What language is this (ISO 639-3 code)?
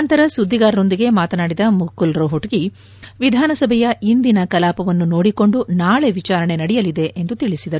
kan